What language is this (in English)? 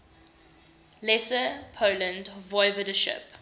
English